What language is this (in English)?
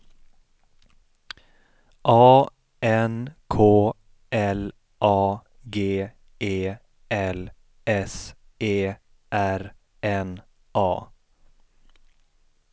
Swedish